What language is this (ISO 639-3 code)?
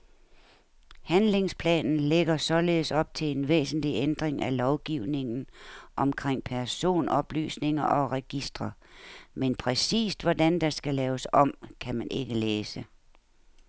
dan